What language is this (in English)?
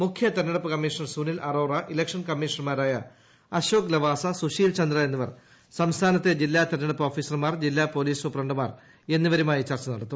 Malayalam